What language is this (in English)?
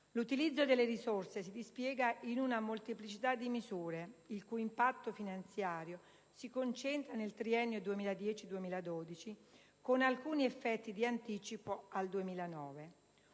Italian